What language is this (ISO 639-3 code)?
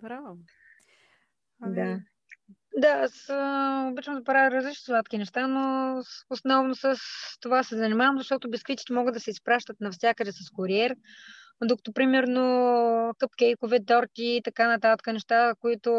bul